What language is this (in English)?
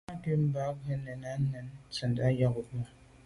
Medumba